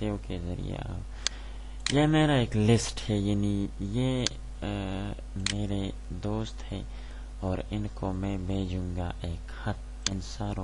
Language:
Romanian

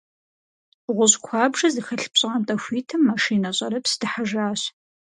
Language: Kabardian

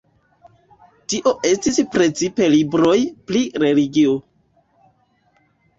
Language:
Esperanto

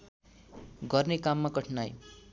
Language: Nepali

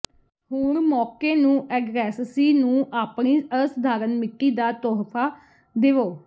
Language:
Punjabi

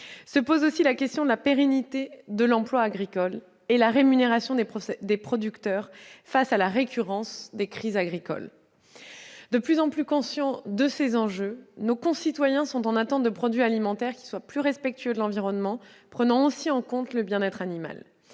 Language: French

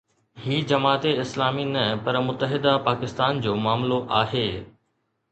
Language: Sindhi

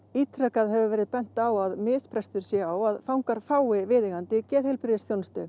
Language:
Icelandic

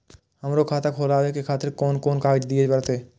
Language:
Maithili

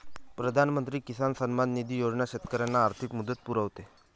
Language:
Marathi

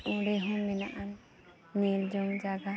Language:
Santali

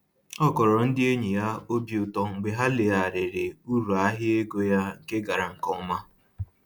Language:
Igbo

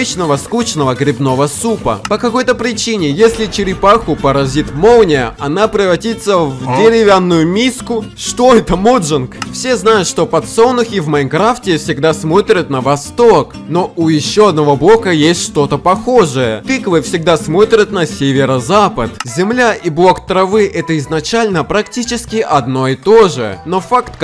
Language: Russian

